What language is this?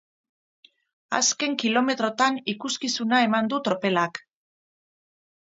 Basque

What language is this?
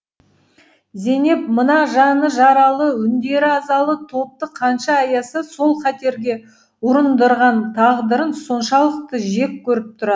Kazakh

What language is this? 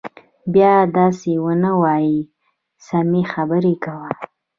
Pashto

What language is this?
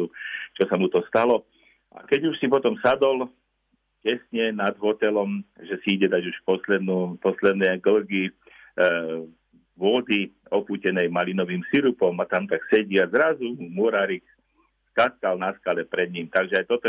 Slovak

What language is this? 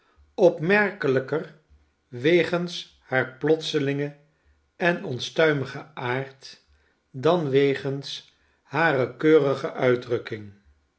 Dutch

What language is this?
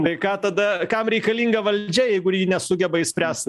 Lithuanian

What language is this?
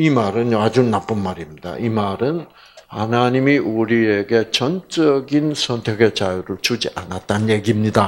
Korean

